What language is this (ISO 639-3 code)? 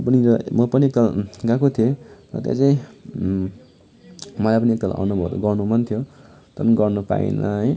nep